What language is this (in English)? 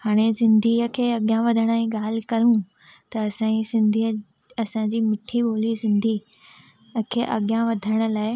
Sindhi